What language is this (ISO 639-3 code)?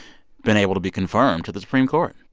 eng